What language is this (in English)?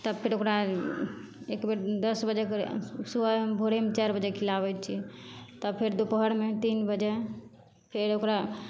Maithili